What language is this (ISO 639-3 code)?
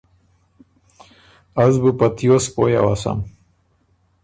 oru